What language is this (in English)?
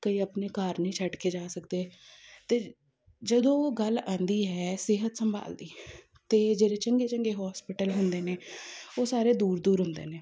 Punjabi